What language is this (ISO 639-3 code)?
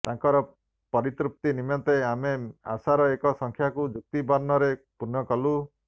ori